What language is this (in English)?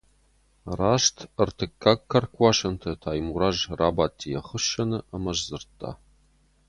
Ossetic